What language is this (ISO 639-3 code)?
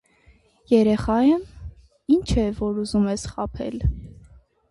hye